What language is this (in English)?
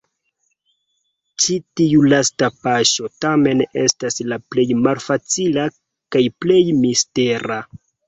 Esperanto